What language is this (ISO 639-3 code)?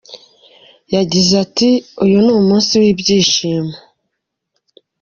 kin